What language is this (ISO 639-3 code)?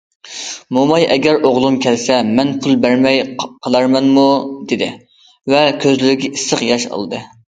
uig